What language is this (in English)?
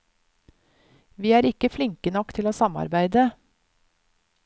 Norwegian